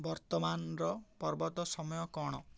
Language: Odia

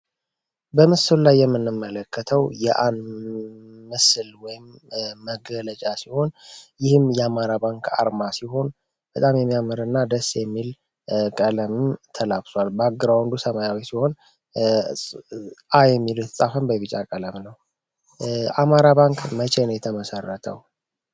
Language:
Amharic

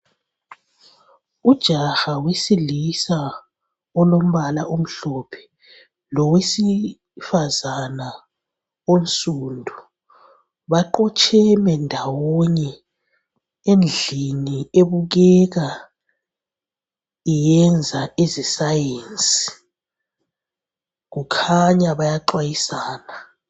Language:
North Ndebele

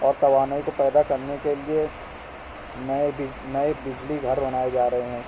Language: Urdu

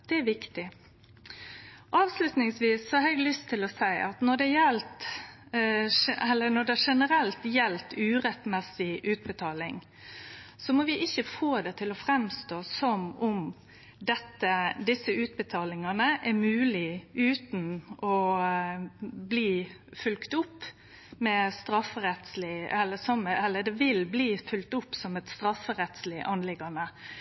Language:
Norwegian Nynorsk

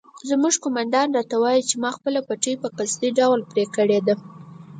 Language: Pashto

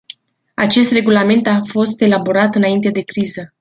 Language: Romanian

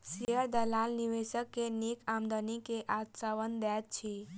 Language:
Maithili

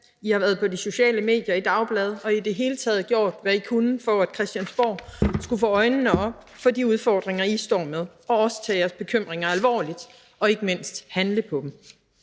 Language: Danish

